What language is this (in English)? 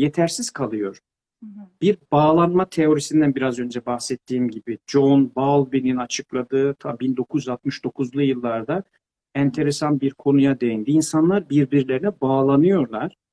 Turkish